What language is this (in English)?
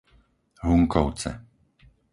Slovak